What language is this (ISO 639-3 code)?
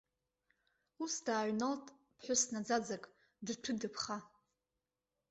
abk